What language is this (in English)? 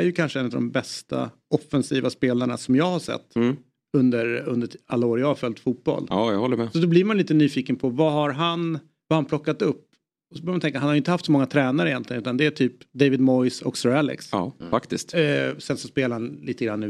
Swedish